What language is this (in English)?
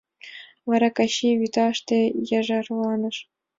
Mari